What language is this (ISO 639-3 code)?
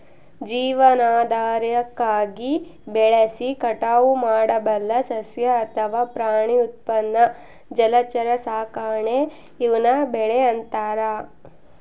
kan